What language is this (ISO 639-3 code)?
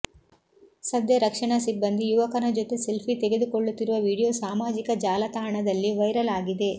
kan